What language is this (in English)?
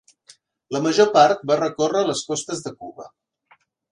Catalan